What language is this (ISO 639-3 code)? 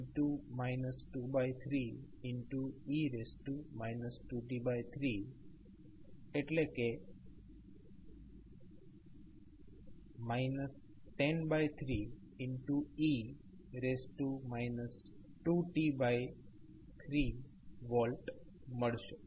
guj